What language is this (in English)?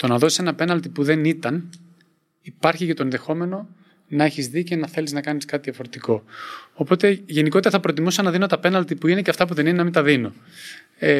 Greek